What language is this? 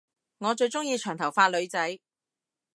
Cantonese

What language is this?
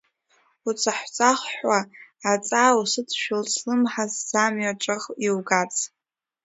Abkhazian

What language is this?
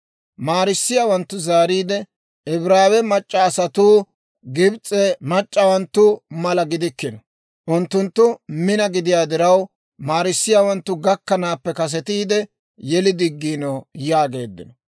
Dawro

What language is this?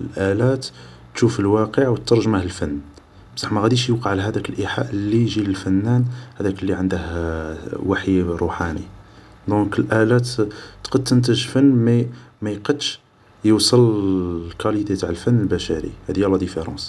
Algerian Arabic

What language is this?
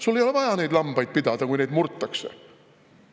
Estonian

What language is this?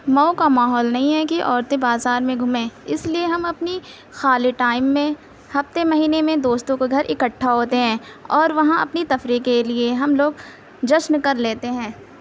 Urdu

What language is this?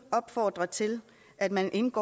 Danish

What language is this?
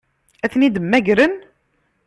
Kabyle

